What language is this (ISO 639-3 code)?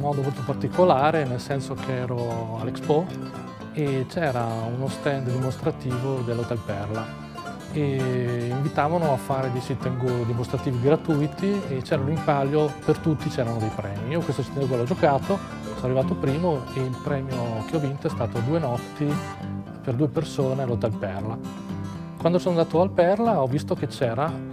ita